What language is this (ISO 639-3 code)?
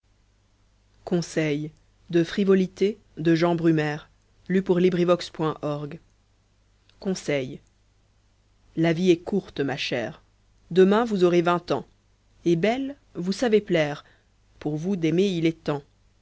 fra